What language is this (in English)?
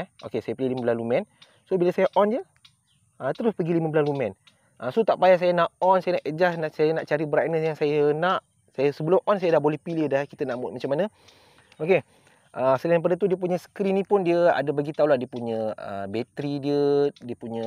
Malay